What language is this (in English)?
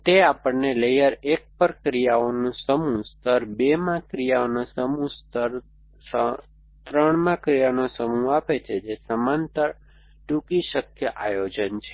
Gujarati